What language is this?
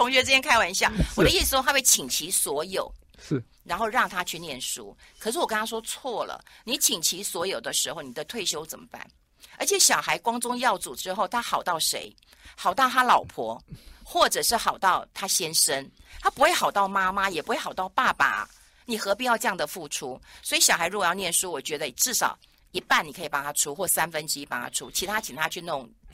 Chinese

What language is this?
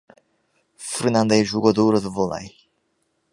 Portuguese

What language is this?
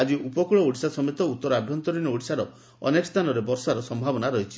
Odia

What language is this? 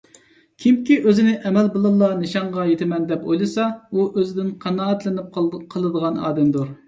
Uyghur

